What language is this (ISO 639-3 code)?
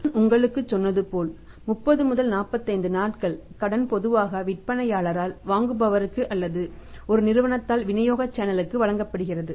tam